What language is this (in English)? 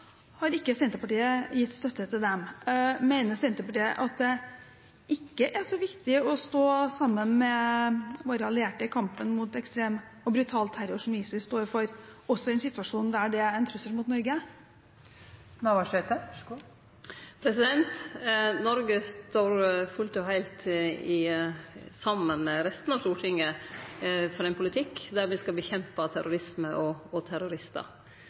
Norwegian